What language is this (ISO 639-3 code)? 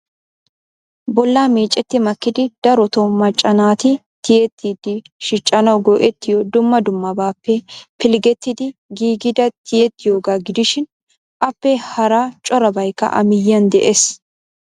wal